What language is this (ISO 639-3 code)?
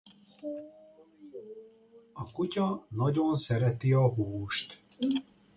hun